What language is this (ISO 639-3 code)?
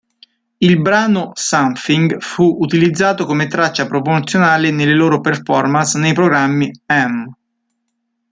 ita